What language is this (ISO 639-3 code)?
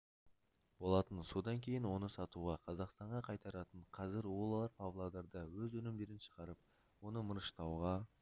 kaz